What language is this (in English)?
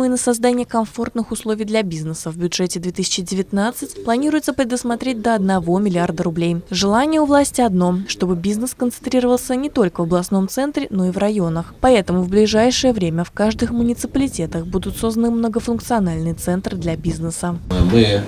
Russian